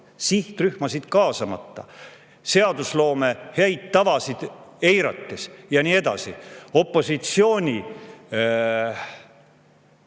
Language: Estonian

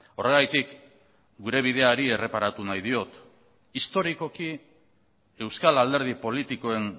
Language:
Basque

